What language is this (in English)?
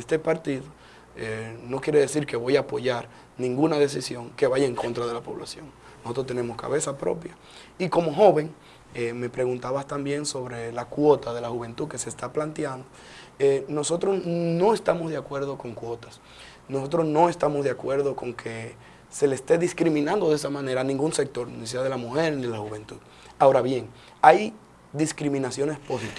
Spanish